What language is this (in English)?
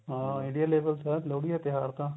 Punjabi